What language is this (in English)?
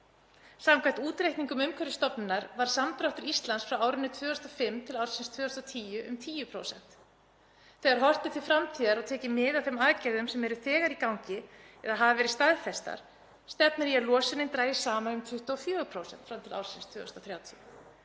Icelandic